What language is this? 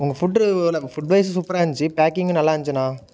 Tamil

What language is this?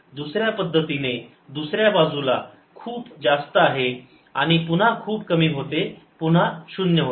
Marathi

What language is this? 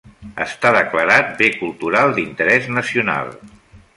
Catalan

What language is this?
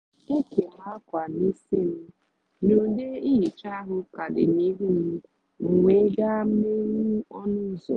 Igbo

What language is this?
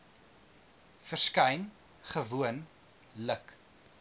Afrikaans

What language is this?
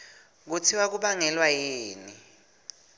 Swati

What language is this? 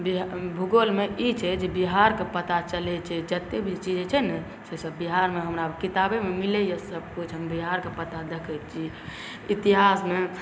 Maithili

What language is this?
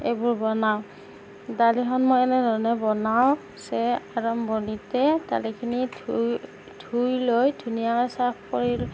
Assamese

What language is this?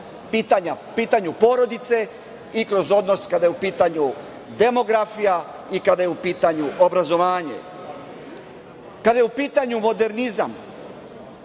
Serbian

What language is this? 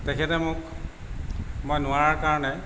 Assamese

